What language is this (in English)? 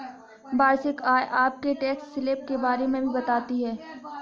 Hindi